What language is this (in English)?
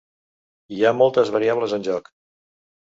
Catalan